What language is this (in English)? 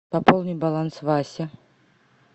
Russian